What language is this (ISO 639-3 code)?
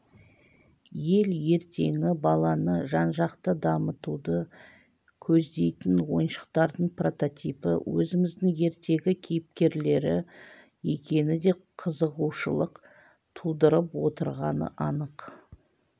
kaz